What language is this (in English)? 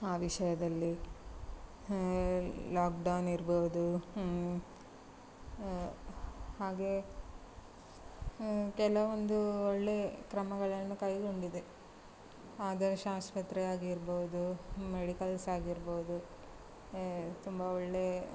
Kannada